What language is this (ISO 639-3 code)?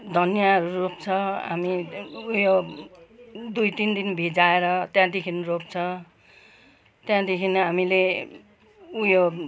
nep